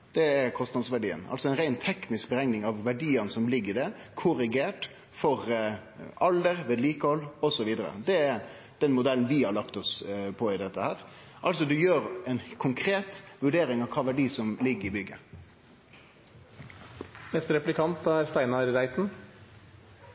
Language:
Norwegian Nynorsk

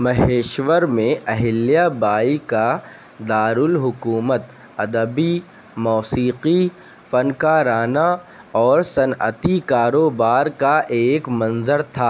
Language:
Urdu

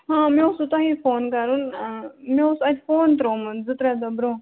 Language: Kashmiri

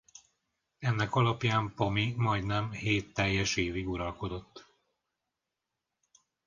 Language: Hungarian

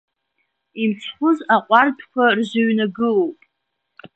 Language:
Abkhazian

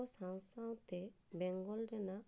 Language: Santali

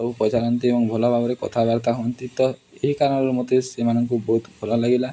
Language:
Odia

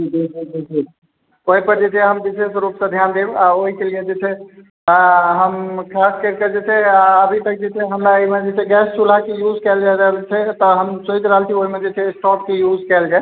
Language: Maithili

